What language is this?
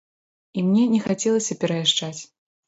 Belarusian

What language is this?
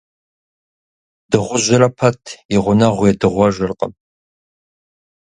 Kabardian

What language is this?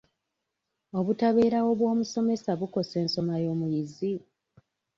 Ganda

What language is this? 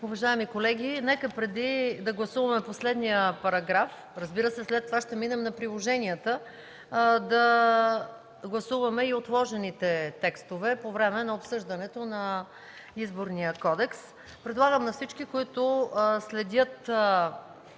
Bulgarian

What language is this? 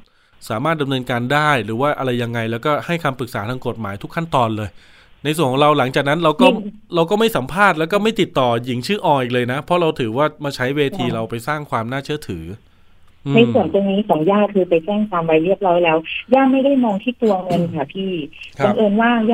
Thai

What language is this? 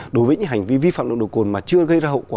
Vietnamese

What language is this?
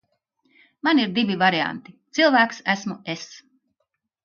Latvian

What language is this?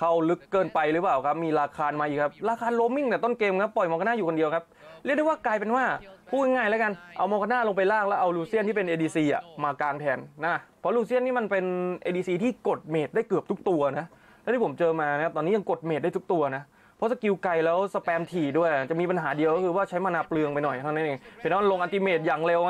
Thai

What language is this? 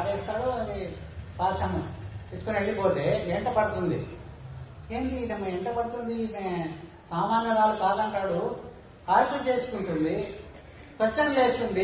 Telugu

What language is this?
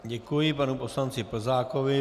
Czech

